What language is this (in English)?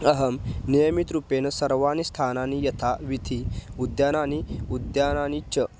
Sanskrit